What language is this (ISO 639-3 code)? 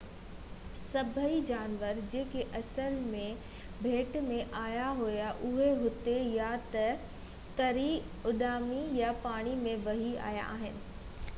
snd